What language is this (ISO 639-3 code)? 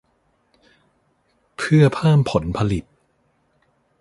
tha